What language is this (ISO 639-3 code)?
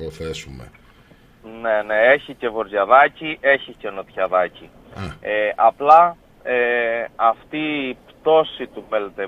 ell